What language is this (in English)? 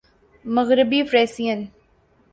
Urdu